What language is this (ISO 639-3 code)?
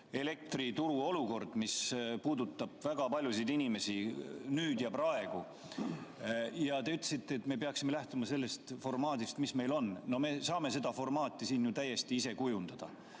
est